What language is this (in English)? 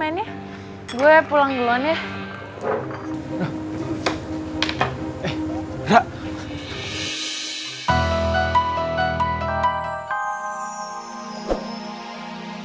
Indonesian